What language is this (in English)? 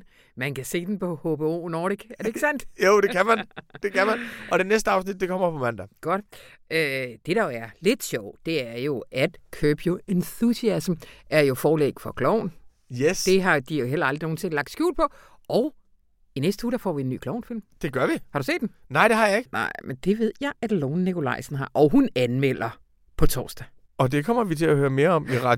Danish